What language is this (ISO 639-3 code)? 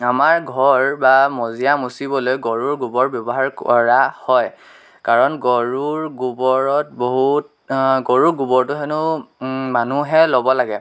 asm